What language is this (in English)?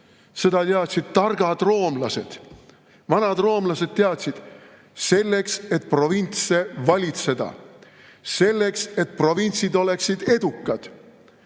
Estonian